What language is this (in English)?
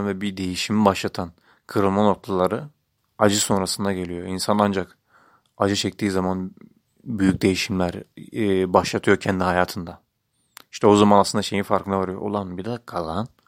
Turkish